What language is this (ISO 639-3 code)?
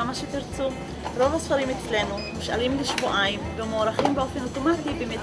heb